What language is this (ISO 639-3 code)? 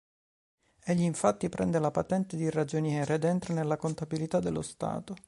ita